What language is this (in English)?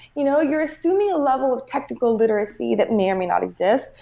English